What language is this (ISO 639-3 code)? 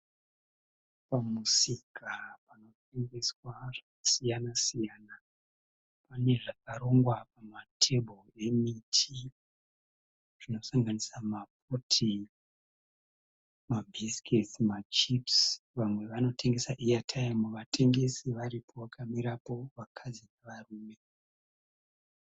sna